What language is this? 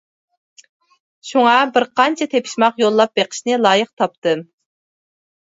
Uyghur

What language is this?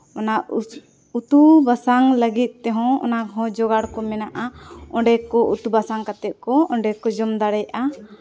Santali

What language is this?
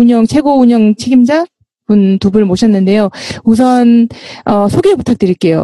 Korean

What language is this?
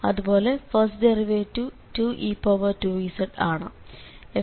Malayalam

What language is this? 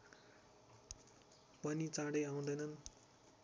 Nepali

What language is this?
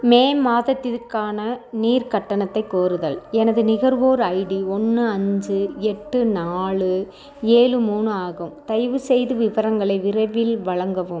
Tamil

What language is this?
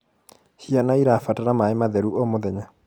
Kikuyu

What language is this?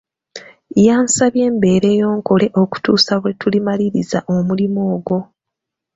Ganda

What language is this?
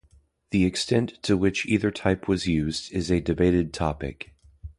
English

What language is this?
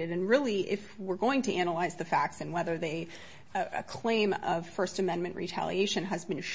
English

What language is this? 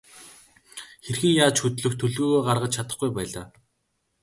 Mongolian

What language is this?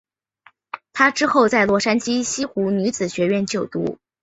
Chinese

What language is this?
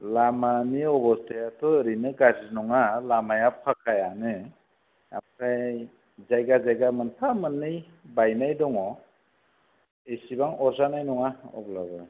Bodo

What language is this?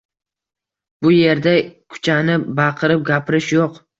Uzbek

